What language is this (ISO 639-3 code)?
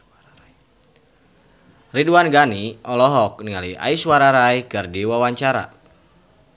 sun